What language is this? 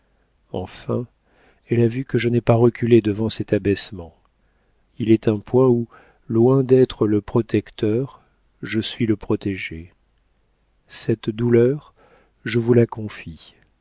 French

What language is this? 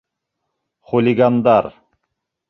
Bashkir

